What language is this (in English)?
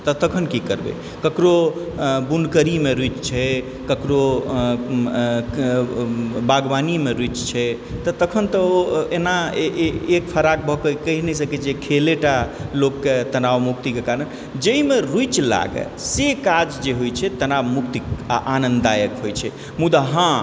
Maithili